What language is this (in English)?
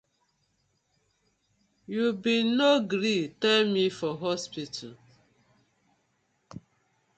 Nigerian Pidgin